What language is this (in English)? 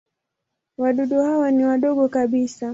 Swahili